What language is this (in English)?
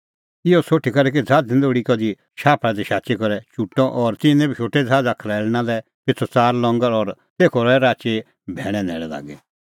Kullu Pahari